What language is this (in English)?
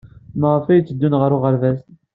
Kabyle